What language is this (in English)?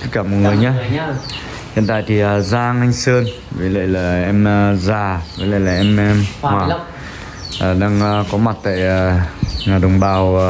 Vietnamese